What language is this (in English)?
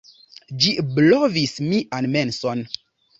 Esperanto